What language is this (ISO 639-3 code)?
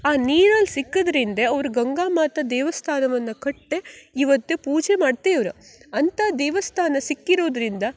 kan